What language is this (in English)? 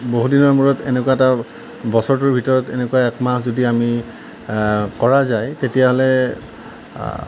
Assamese